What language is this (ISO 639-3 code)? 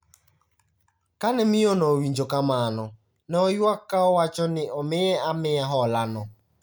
luo